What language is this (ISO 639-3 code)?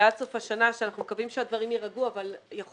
heb